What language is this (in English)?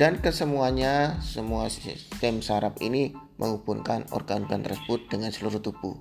Indonesian